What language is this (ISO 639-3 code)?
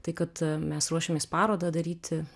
lit